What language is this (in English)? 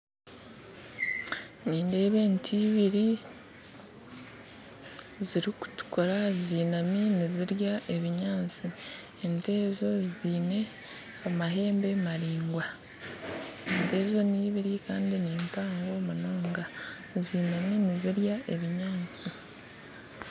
Nyankole